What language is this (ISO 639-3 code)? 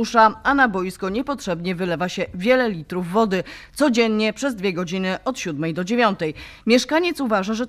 pol